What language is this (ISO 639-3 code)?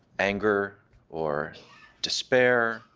eng